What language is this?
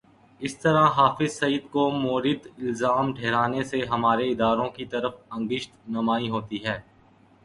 Urdu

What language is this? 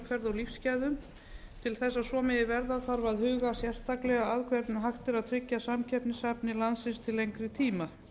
Icelandic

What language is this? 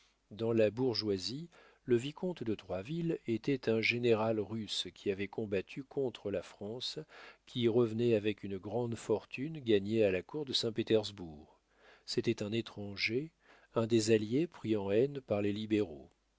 French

